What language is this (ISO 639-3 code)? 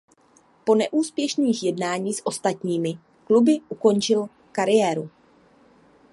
ces